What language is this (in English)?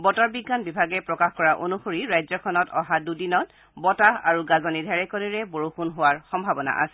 Assamese